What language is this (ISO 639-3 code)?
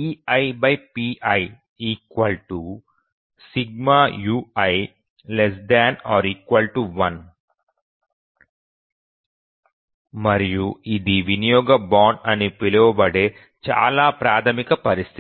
tel